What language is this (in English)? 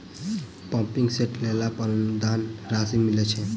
Maithili